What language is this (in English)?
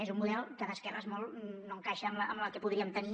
Catalan